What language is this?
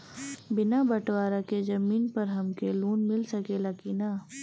Bhojpuri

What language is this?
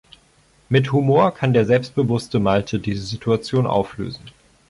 German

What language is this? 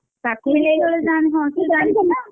Odia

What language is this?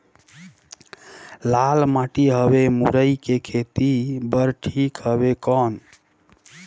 Chhattisgarhi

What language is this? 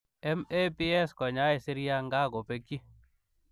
Kalenjin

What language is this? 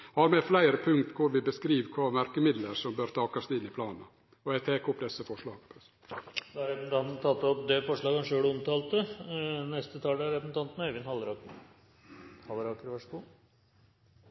Norwegian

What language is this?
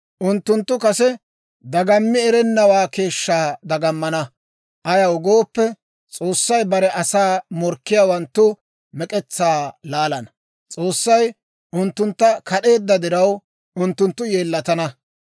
Dawro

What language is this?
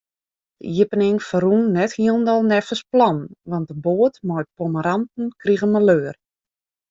Western Frisian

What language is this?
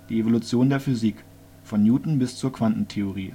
German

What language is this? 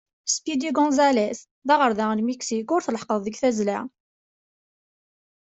Kabyle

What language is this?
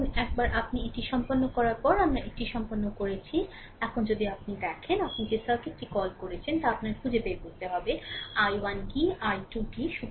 Bangla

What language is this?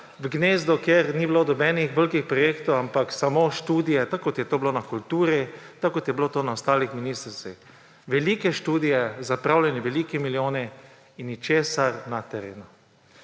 Slovenian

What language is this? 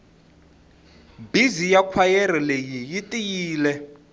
Tsonga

